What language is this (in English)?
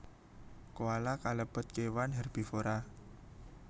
Javanese